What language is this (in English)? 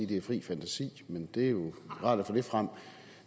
Danish